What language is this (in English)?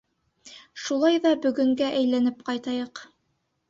Bashkir